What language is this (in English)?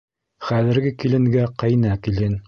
Bashkir